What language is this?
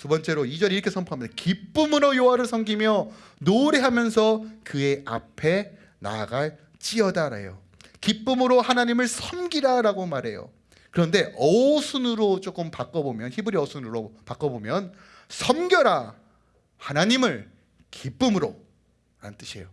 Korean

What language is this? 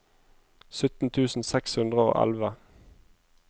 Norwegian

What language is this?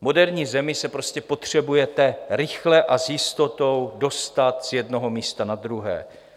Czech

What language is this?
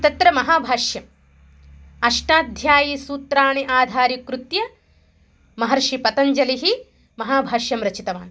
Sanskrit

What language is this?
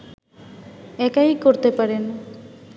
Bangla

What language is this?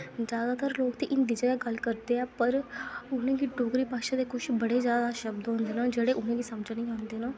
Dogri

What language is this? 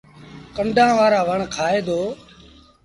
Sindhi Bhil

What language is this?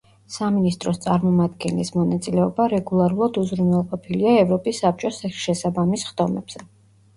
Georgian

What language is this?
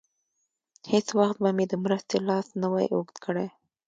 Pashto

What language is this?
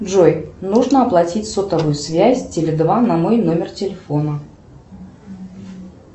Russian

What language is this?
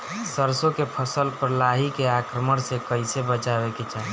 Bhojpuri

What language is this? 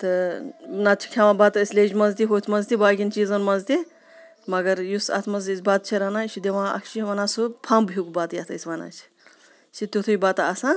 Kashmiri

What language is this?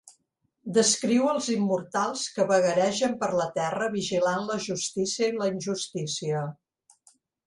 Catalan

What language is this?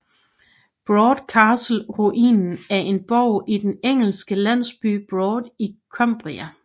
Danish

